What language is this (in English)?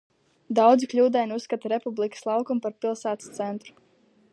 Latvian